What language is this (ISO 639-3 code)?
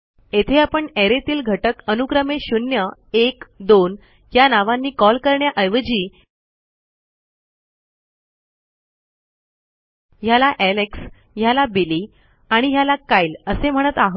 mar